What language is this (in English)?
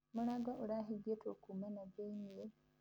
Kikuyu